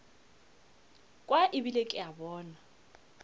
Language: Northern Sotho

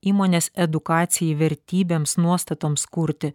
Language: Lithuanian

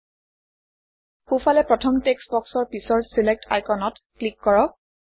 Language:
Assamese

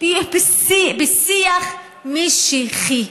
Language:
Hebrew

